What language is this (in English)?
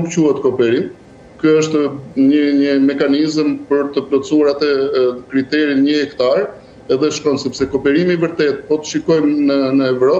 Romanian